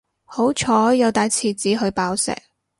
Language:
Cantonese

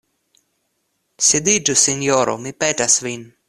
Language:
Esperanto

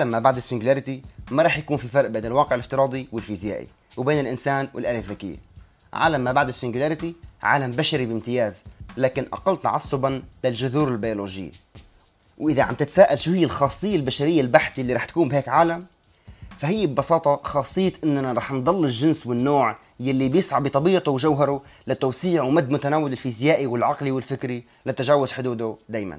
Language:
Arabic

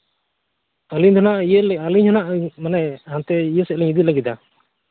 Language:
Santali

